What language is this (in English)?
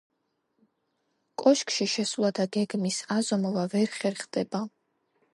Georgian